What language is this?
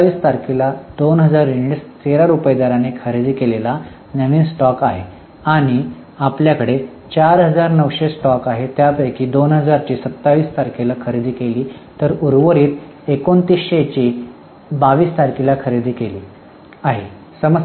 Marathi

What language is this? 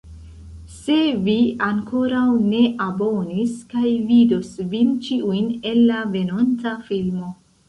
Esperanto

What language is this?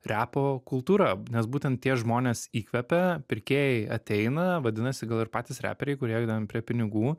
Lithuanian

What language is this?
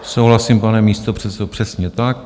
Czech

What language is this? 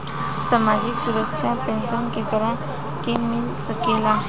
Bhojpuri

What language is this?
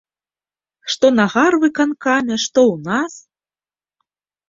Belarusian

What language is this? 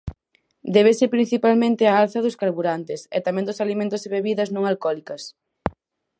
Galician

